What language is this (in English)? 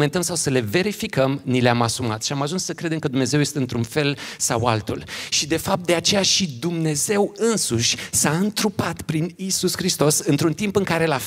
Romanian